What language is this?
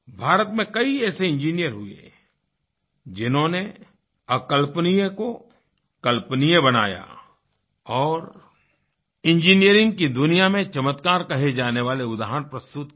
Hindi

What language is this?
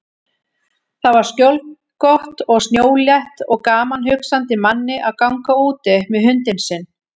Icelandic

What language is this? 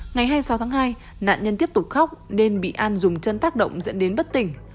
Vietnamese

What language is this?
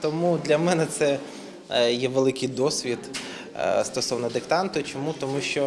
Ukrainian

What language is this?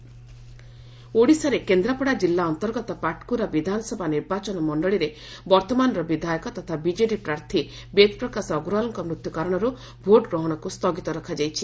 Odia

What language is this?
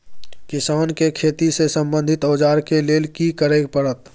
Maithili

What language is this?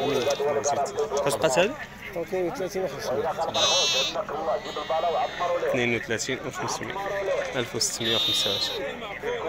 Arabic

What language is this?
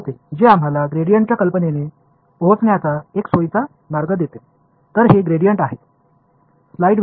Tamil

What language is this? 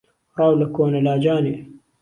Central Kurdish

